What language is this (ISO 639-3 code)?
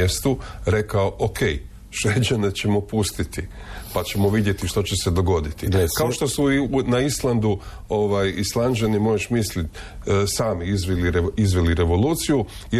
hrv